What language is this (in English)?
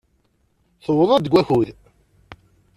Kabyle